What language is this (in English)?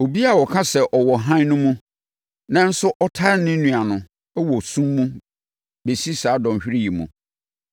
Akan